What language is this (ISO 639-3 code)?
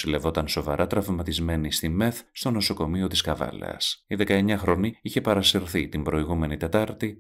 ell